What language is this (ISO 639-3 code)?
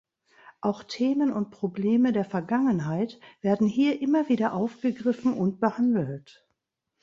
deu